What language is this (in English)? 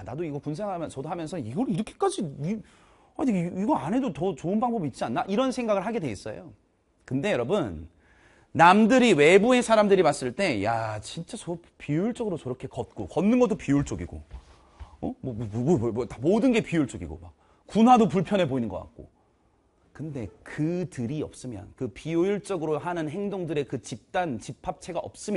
Korean